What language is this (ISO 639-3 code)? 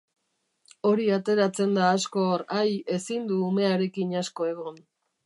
eus